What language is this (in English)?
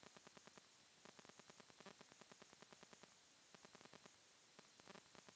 Bhojpuri